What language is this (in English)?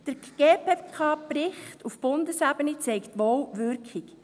Swiss German